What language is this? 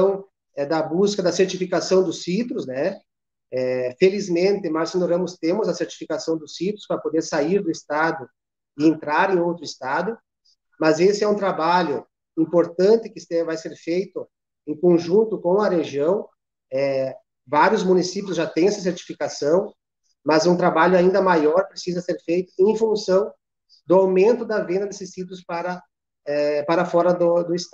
Portuguese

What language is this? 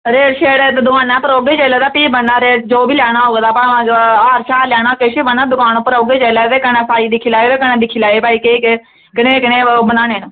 Dogri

